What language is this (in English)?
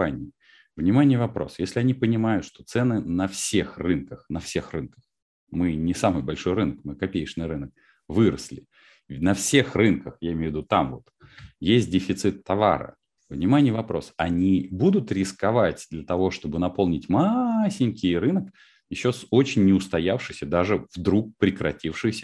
Russian